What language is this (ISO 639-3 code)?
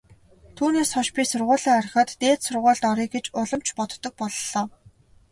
mon